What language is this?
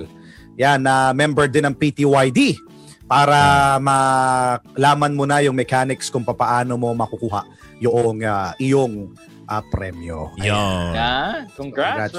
Filipino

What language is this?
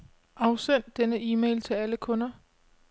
Danish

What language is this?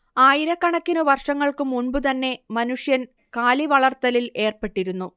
Malayalam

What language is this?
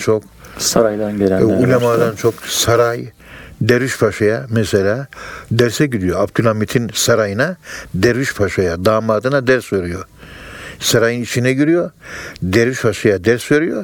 Turkish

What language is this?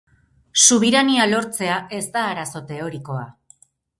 Basque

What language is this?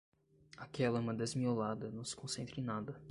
Portuguese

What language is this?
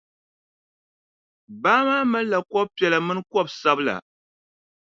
Dagbani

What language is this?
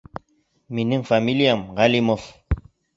Bashkir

